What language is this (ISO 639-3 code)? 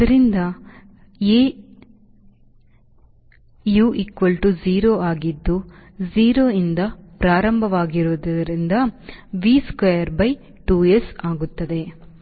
kan